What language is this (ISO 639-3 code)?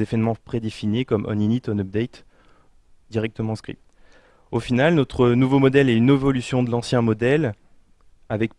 fra